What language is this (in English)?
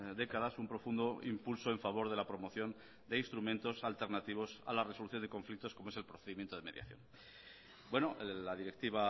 Spanish